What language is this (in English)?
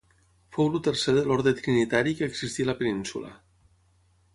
Catalan